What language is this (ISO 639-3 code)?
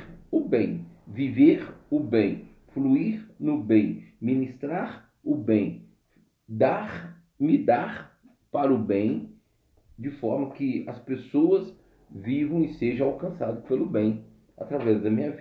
por